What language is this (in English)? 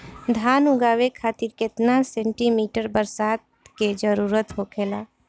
Bhojpuri